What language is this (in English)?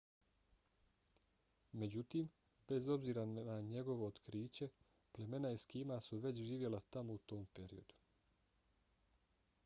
Bosnian